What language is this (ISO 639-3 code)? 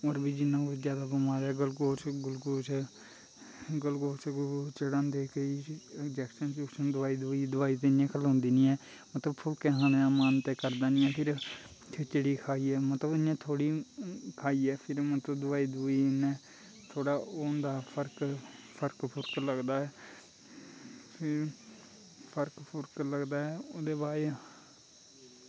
doi